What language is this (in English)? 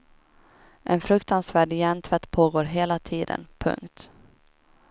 Swedish